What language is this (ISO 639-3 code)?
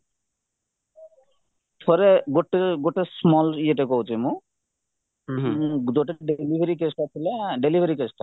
ori